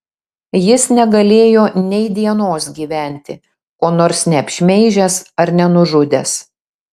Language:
Lithuanian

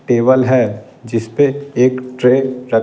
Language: Hindi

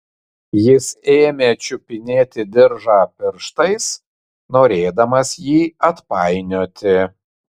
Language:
Lithuanian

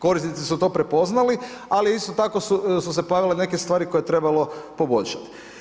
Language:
Croatian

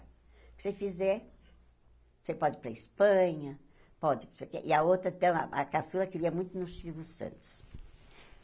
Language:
Portuguese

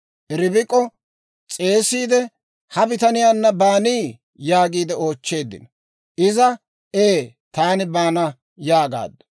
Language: Dawro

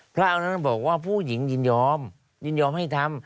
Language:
Thai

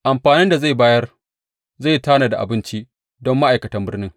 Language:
Hausa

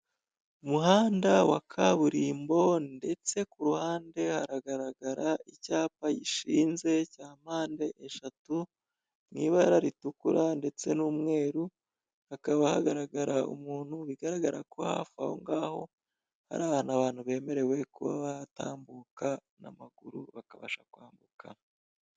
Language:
Kinyarwanda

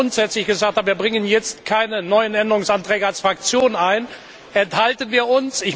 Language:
German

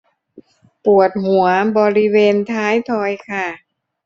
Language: Thai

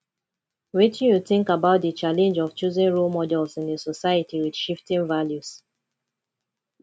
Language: Nigerian Pidgin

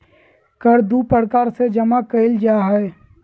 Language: Magahi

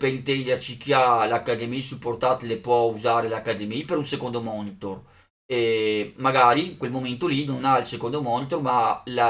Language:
Italian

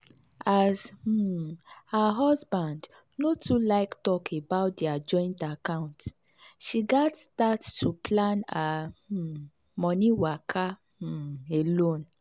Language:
Nigerian Pidgin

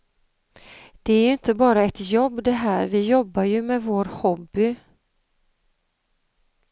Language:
Swedish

